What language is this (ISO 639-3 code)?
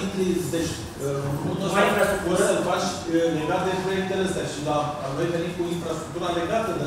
ron